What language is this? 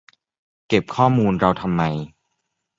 Thai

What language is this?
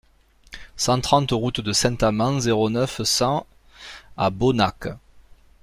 French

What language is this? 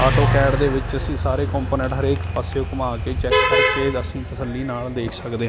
Punjabi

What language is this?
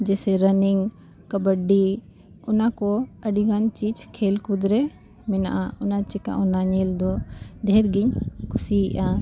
Santali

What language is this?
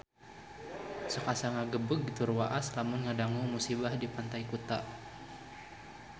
Sundanese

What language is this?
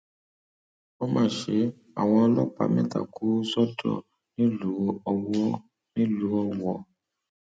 Yoruba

